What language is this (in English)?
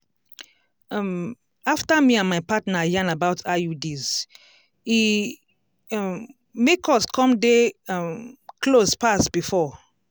Nigerian Pidgin